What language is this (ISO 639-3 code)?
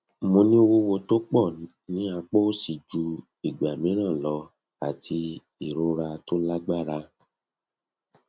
yor